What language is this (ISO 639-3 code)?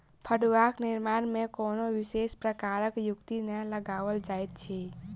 mai